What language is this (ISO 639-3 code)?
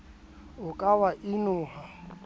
sot